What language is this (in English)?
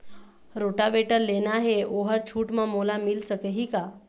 Chhattisgarhi